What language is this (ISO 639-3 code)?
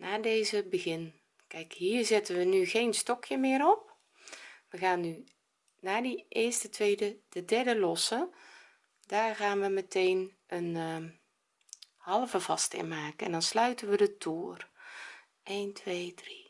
nld